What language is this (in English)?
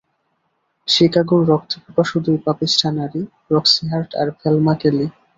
Bangla